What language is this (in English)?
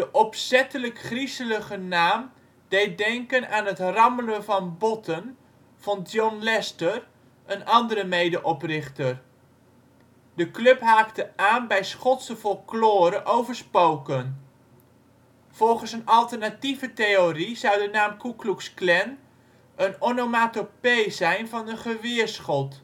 Dutch